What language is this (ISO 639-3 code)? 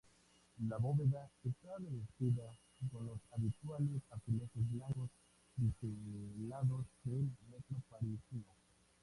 spa